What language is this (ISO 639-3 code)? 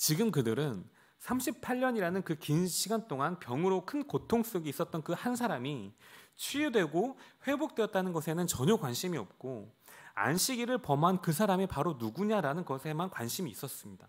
kor